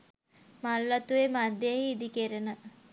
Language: Sinhala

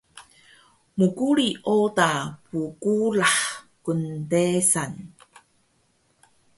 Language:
Taroko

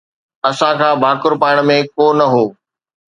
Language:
Sindhi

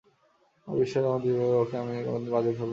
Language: Bangla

